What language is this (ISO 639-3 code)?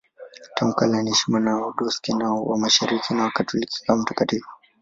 swa